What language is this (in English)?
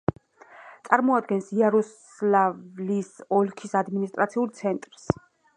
Georgian